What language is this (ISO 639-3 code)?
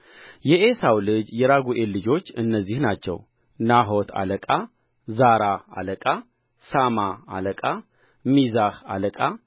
amh